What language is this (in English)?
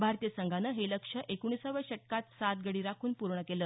Marathi